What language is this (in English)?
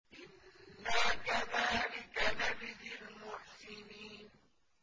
Arabic